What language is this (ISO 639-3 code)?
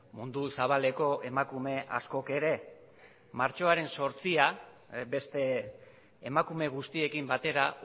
eus